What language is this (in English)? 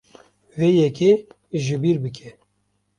Kurdish